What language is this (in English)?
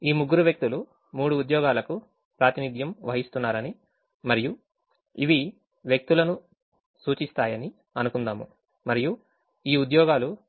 Telugu